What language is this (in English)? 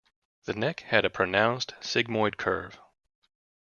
English